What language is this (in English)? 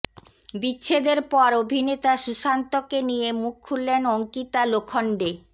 Bangla